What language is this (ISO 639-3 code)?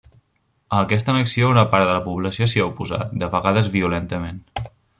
cat